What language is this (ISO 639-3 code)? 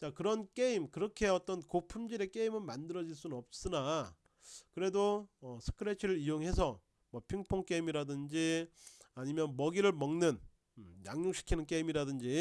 kor